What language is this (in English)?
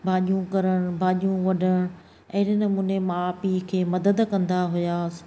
Sindhi